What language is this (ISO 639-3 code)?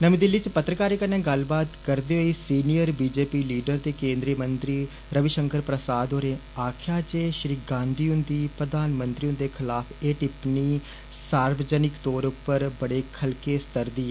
doi